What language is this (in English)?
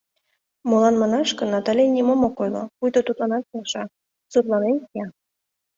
Mari